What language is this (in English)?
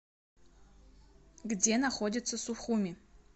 Russian